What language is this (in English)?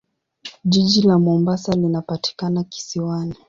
Swahili